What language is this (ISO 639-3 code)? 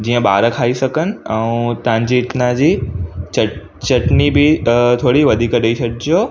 snd